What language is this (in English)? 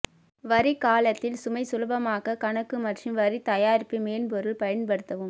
Tamil